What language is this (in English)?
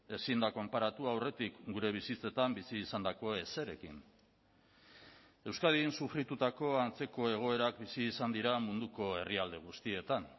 Basque